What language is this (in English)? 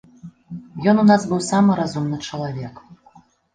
Belarusian